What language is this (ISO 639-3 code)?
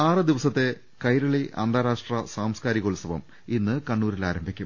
mal